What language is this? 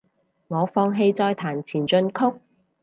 Cantonese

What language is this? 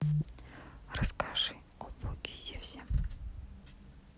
Russian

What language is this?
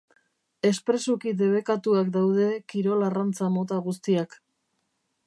Basque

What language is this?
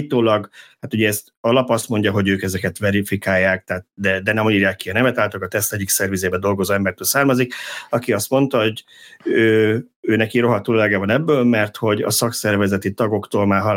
Hungarian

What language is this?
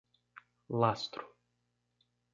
Portuguese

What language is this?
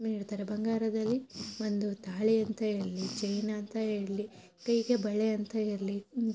Kannada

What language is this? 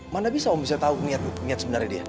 Indonesian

